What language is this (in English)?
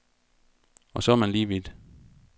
Danish